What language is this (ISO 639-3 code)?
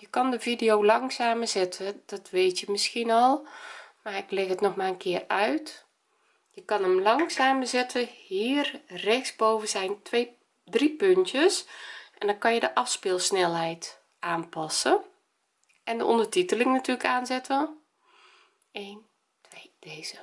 nld